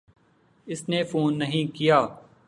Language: Urdu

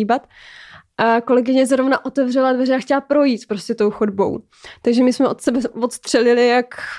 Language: Czech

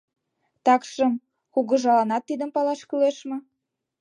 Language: Mari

